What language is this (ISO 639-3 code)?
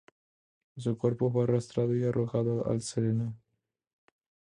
spa